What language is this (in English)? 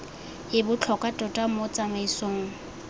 Tswana